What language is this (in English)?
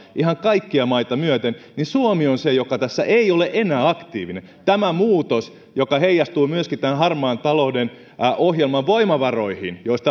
Finnish